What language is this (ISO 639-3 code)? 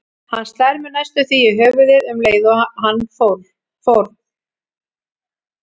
isl